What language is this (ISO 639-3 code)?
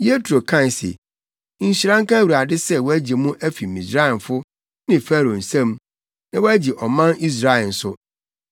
aka